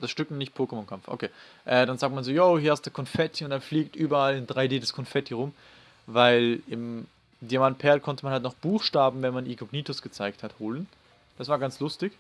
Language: German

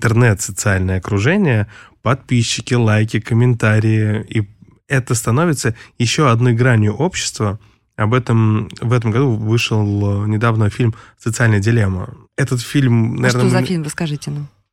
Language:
Russian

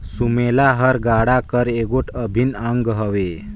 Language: Chhattisgarhi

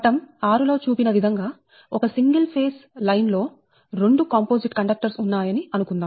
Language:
Telugu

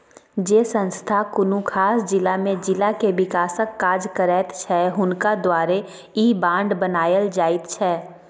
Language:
Maithili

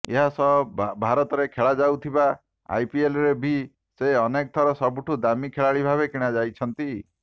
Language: Odia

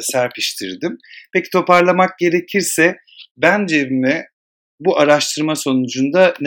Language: Turkish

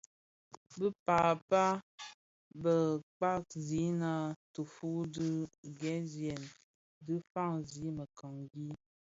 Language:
Bafia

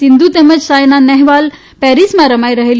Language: Gujarati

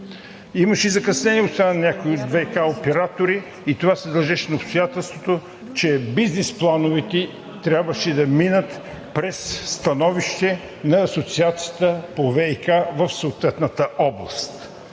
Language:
Bulgarian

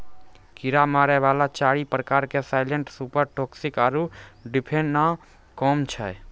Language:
Maithili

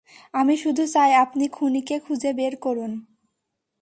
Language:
Bangla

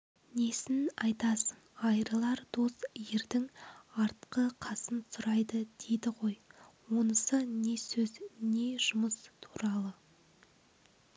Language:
Kazakh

